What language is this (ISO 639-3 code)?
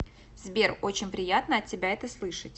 rus